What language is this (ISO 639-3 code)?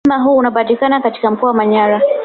swa